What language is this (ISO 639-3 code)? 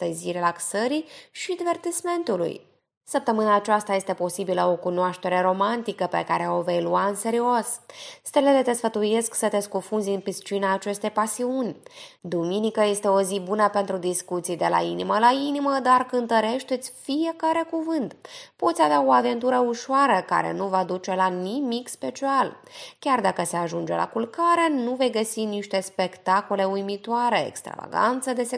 ron